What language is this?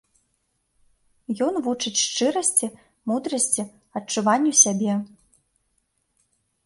Belarusian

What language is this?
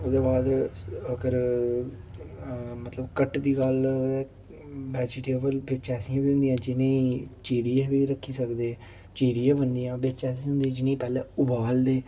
Dogri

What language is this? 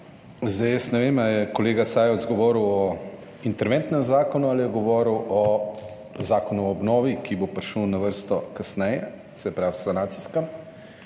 Slovenian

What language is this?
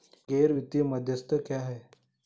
Hindi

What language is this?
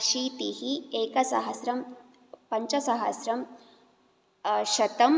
Sanskrit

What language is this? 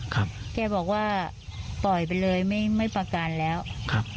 Thai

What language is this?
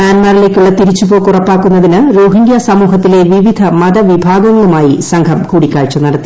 Malayalam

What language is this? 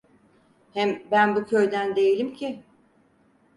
Turkish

